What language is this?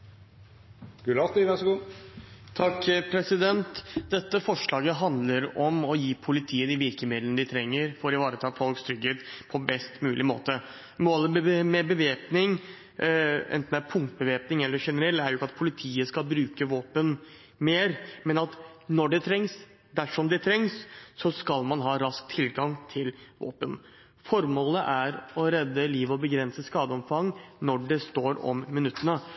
Norwegian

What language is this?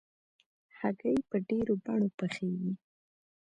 Pashto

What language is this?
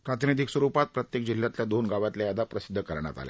Marathi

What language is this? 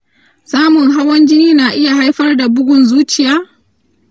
Hausa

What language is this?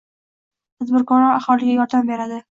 Uzbek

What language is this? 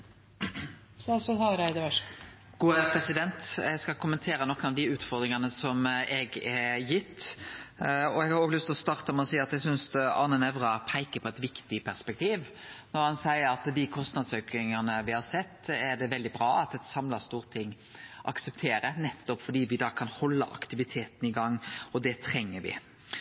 Norwegian Nynorsk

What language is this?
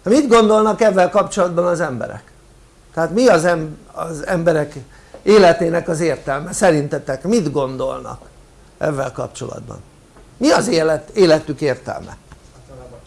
Hungarian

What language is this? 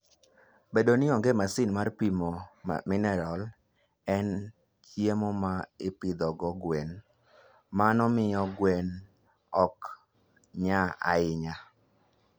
Luo (Kenya and Tanzania)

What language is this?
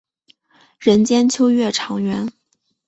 Chinese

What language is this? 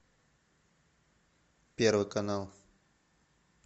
Russian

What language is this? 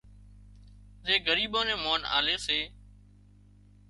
Wadiyara Koli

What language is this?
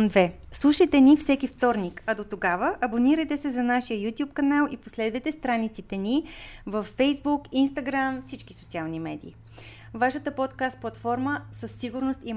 Bulgarian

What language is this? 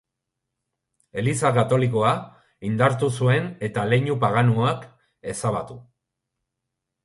Basque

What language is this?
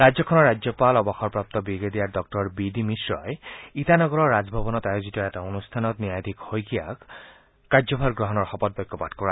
Assamese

